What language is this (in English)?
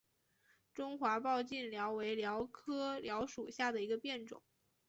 Chinese